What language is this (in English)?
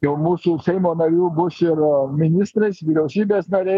Lithuanian